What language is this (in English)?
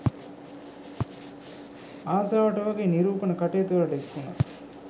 Sinhala